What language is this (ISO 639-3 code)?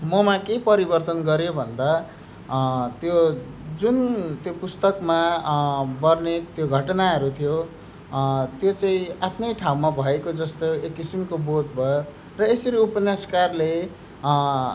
nep